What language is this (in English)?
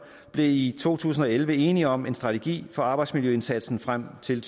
Danish